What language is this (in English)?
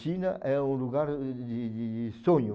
Portuguese